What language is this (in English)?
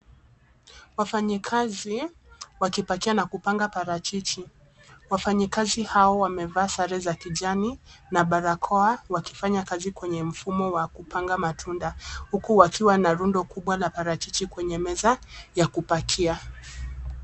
Swahili